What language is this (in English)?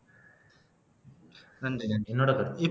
Tamil